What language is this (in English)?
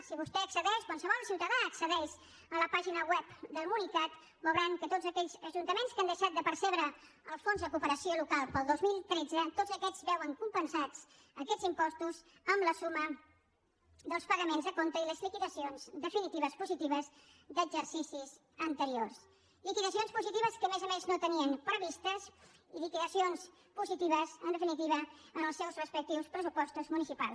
Catalan